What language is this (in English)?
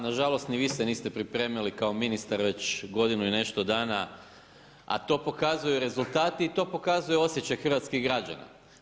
Croatian